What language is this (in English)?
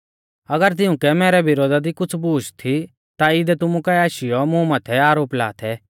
Mahasu Pahari